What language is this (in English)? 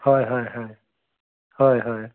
Assamese